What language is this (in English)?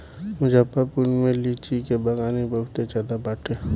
Bhojpuri